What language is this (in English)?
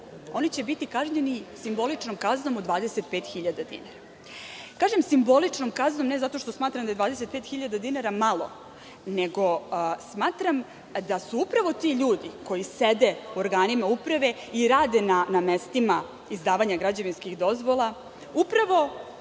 Serbian